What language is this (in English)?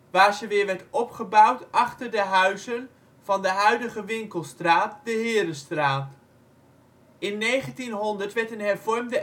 Dutch